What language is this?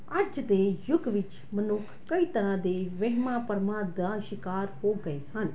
Punjabi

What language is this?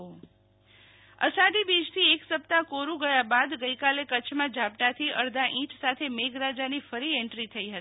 Gujarati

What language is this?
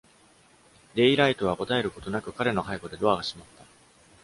Japanese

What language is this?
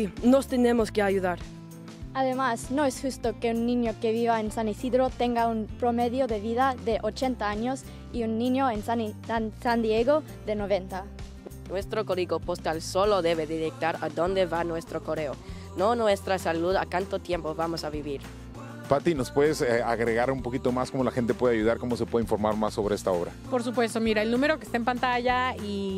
Spanish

